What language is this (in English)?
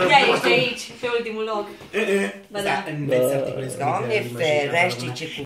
Italian